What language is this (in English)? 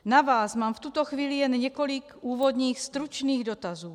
Czech